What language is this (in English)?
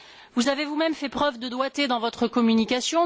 French